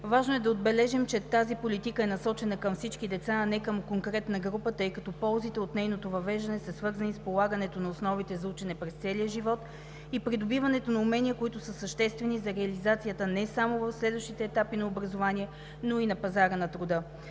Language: Bulgarian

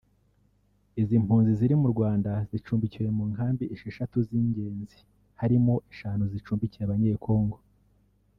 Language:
Kinyarwanda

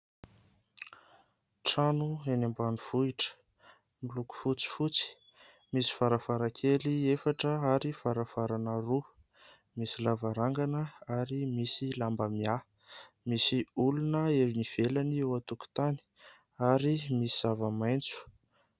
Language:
Malagasy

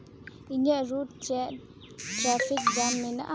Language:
Santali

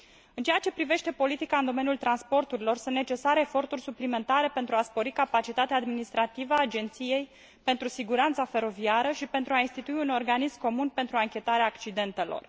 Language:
Romanian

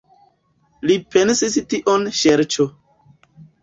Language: Esperanto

